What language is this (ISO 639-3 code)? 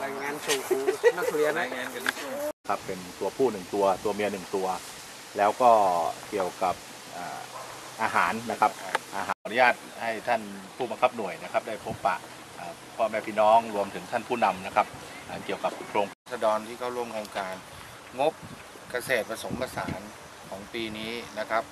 tha